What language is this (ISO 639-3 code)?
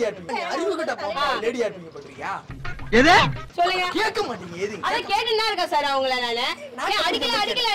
kor